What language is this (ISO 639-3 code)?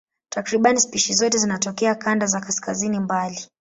swa